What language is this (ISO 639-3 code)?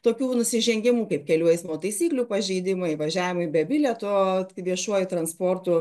lit